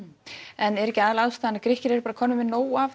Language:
Icelandic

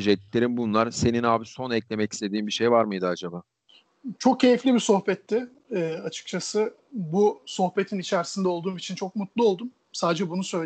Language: Turkish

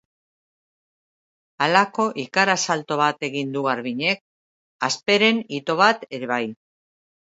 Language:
Basque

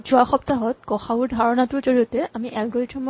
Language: Assamese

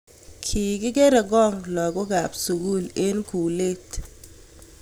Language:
Kalenjin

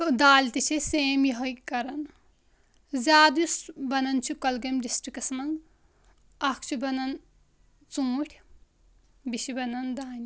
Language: Kashmiri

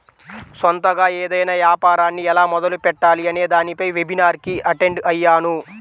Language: Telugu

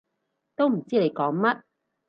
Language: Cantonese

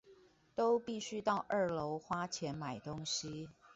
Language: Chinese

